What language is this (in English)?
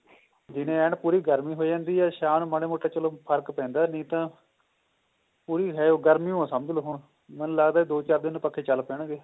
Punjabi